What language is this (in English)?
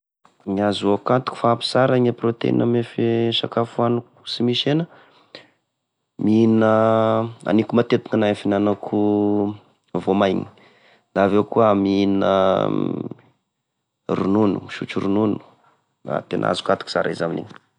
Tesaka Malagasy